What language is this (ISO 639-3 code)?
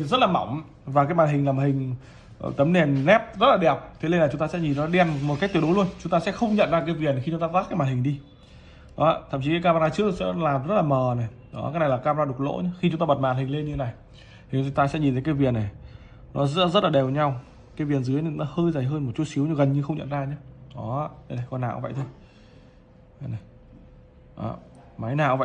vie